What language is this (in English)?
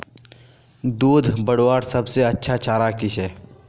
Magahi